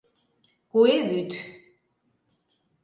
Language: Mari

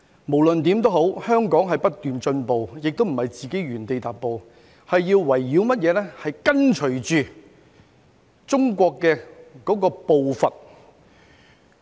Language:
Cantonese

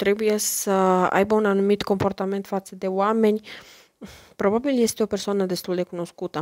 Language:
Romanian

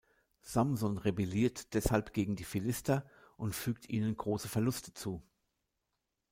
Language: German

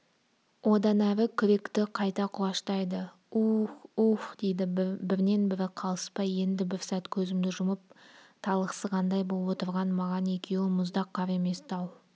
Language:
Kazakh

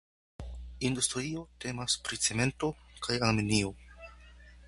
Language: Esperanto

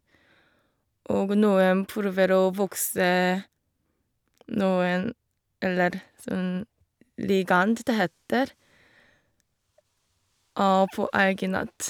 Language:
Norwegian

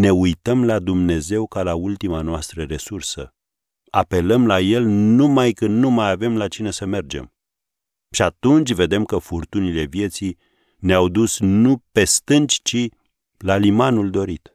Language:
Romanian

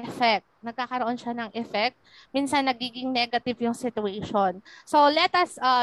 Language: Filipino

